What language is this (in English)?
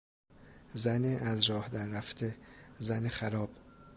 Persian